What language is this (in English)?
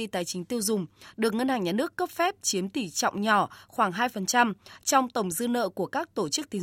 Vietnamese